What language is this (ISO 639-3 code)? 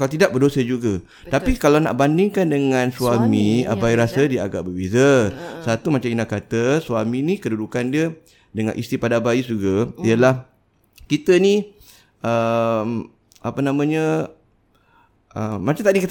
msa